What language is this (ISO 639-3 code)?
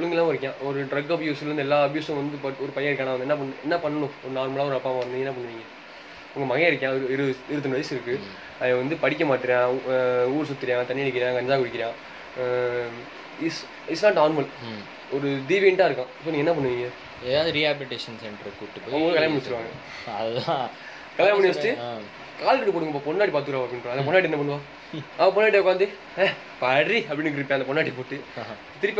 tam